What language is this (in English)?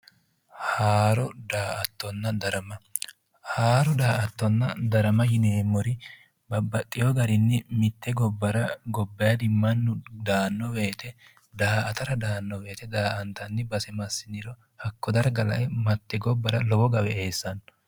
Sidamo